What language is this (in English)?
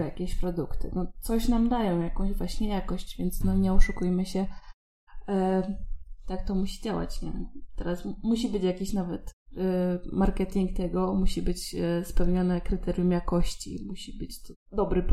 Polish